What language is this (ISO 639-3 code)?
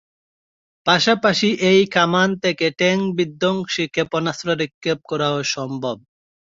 ben